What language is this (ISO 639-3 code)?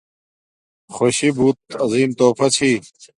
dmk